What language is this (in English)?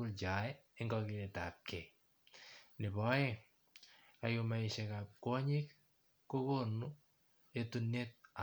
Kalenjin